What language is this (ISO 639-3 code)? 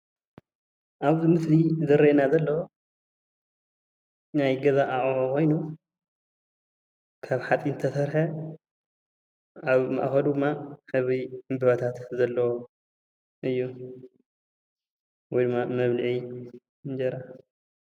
tir